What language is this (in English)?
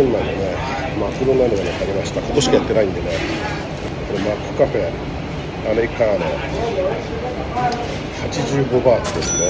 Japanese